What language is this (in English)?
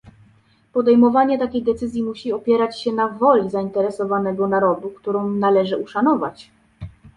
Polish